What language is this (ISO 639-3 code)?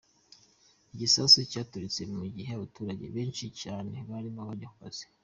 kin